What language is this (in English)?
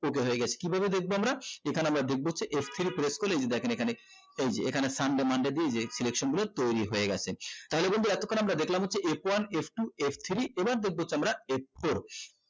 Bangla